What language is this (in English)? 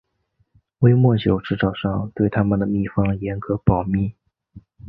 Chinese